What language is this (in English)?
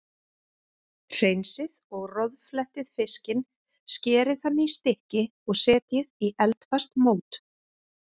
Icelandic